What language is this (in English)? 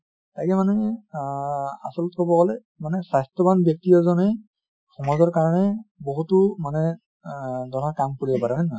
Assamese